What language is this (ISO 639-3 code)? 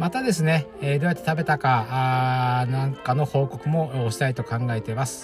jpn